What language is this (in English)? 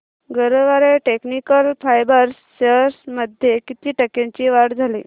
Marathi